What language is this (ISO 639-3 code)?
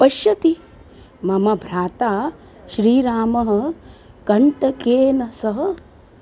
san